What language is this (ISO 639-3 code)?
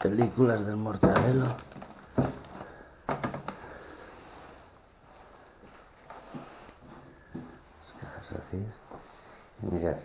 spa